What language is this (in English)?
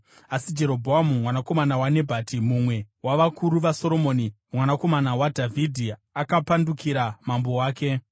Shona